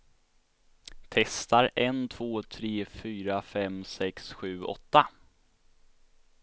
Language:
Swedish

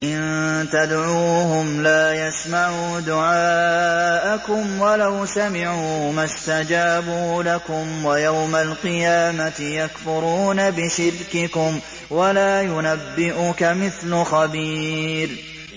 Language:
Arabic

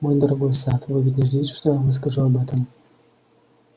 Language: Russian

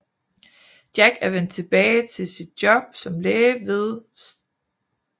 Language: Danish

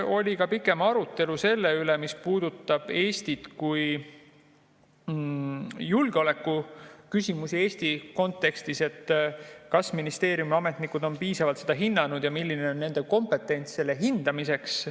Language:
Estonian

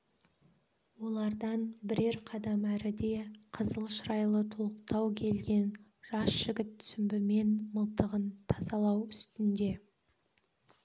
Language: Kazakh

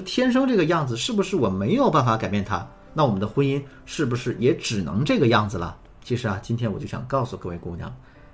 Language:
Chinese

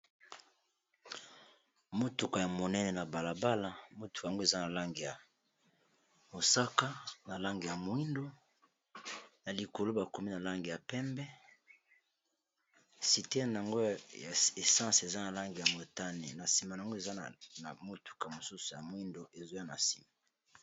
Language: Lingala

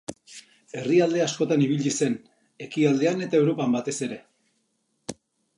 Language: Basque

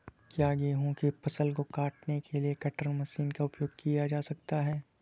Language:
Hindi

